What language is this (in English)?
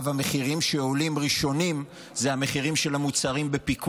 Hebrew